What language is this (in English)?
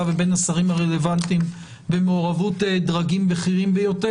Hebrew